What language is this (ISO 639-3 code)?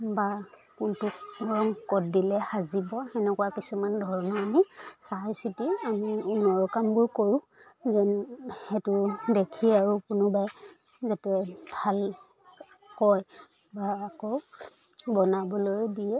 asm